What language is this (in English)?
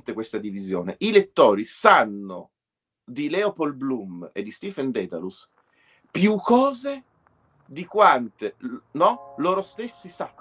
Italian